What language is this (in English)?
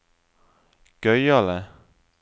Norwegian